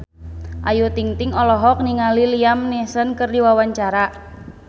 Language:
Sundanese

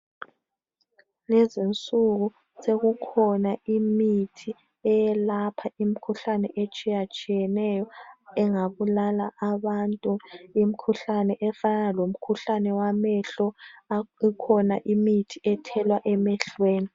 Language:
North Ndebele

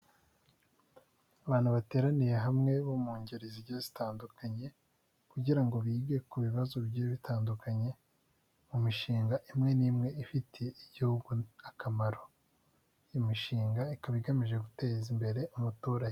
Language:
Kinyarwanda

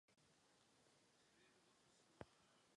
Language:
Czech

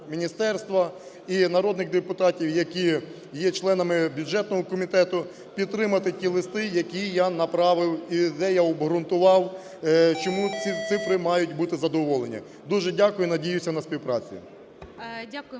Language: Ukrainian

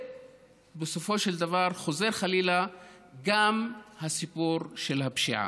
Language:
Hebrew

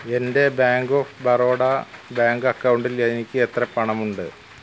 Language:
Malayalam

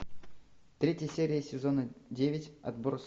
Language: Russian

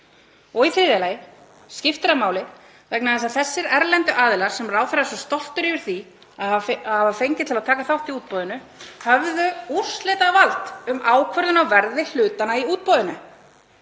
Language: Icelandic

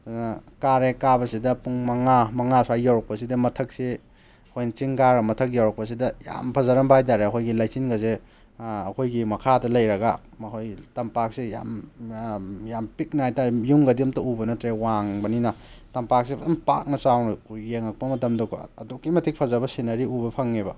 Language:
Manipuri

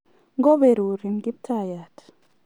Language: Kalenjin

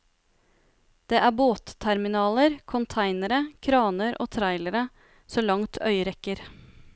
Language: Norwegian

